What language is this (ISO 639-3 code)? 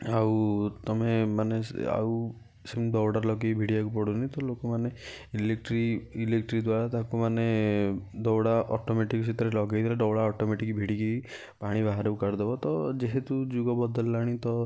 ori